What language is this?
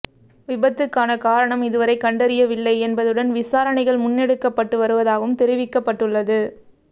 Tamil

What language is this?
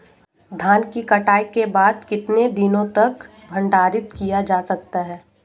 Hindi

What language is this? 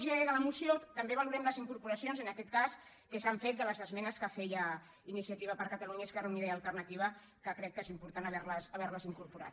Catalan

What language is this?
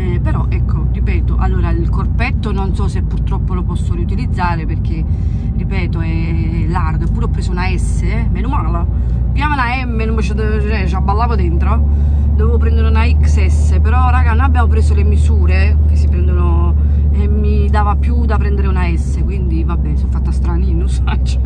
Italian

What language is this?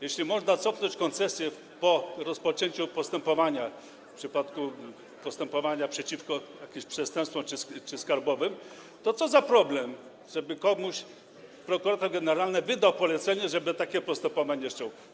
Polish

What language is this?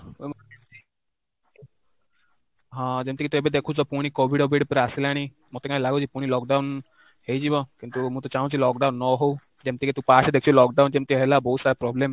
Odia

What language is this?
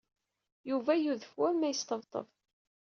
Kabyle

